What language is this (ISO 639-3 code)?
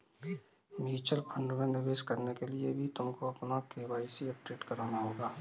hin